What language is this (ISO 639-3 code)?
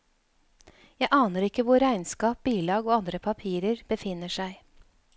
nor